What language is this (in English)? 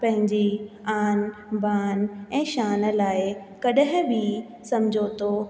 Sindhi